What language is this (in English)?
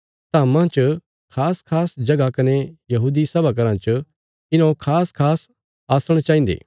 Bilaspuri